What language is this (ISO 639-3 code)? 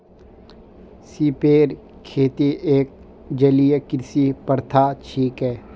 mag